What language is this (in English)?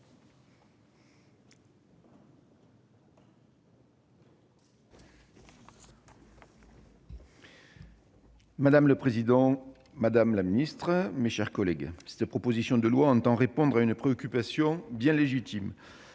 French